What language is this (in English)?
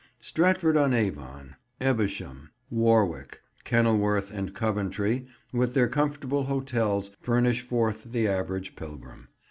English